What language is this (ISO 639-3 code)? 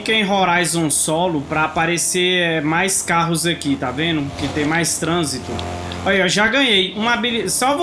por